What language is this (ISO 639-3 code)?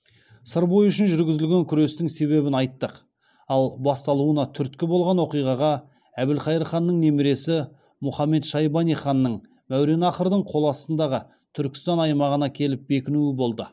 kaz